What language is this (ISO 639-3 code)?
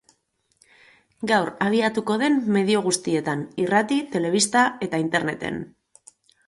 eus